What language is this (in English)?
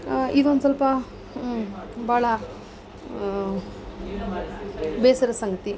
Kannada